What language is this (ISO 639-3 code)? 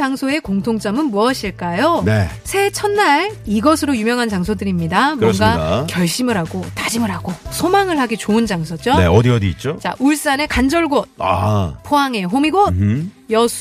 kor